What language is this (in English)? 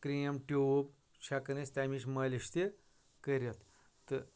Kashmiri